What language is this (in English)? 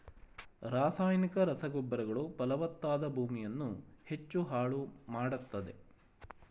Kannada